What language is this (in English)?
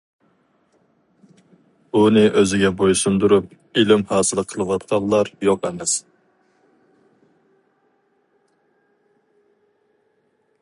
Uyghur